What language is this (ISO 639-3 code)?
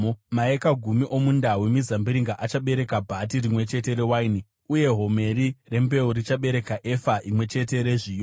sna